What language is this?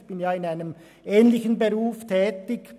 Swiss German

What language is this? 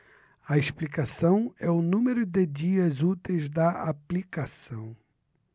Portuguese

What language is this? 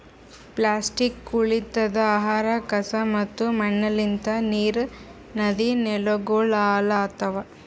Kannada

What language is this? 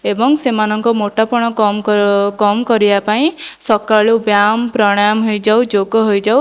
Odia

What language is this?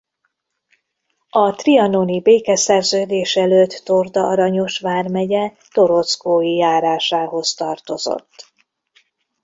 Hungarian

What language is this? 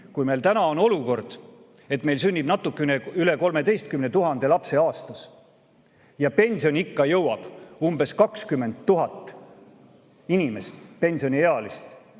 Estonian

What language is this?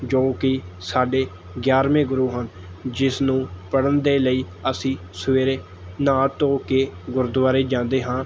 Punjabi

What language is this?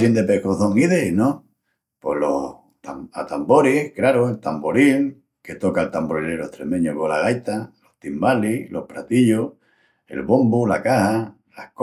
Extremaduran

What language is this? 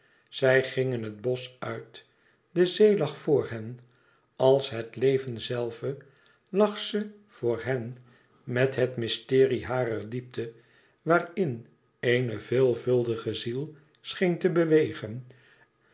Dutch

